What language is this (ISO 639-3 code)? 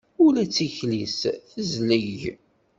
kab